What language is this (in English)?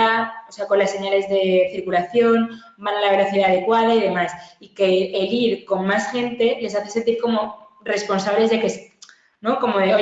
Spanish